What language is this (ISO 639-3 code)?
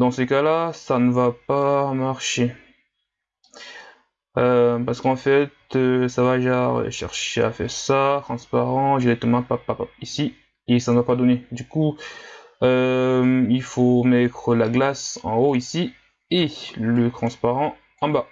fra